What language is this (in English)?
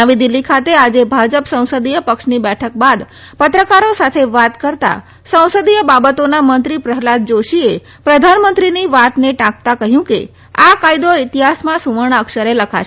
Gujarati